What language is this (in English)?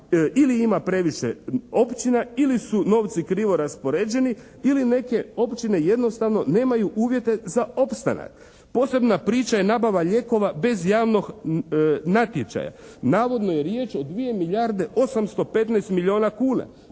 Croatian